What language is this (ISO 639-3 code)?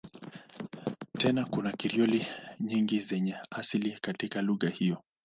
swa